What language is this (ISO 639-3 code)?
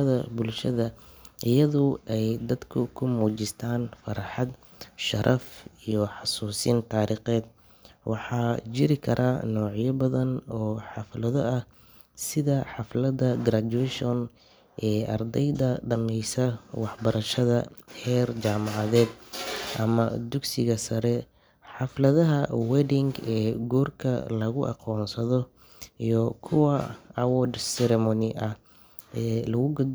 som